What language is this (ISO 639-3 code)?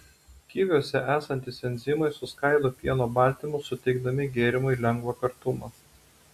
lit